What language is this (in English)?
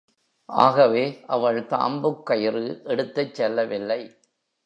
Tamil